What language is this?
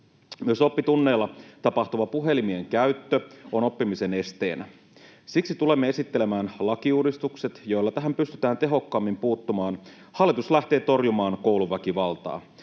Finnish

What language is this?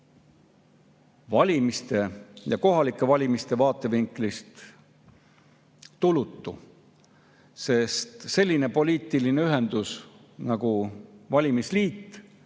Estonian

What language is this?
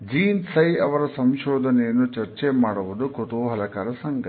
Kannada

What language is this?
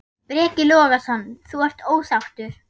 Icelandic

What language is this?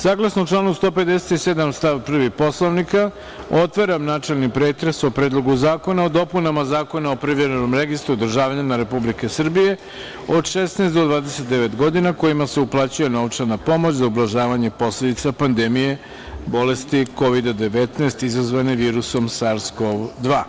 Serbian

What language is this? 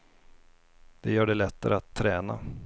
Swedish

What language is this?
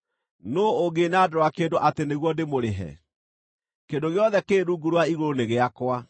Kikuyu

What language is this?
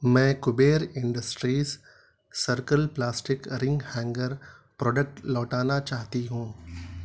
Urdu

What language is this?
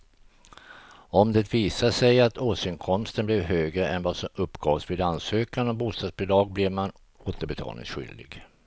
Swedish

